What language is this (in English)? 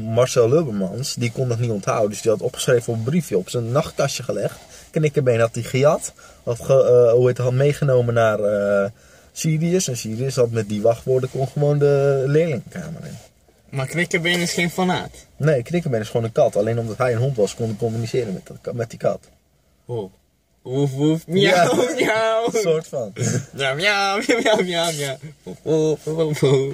Dutch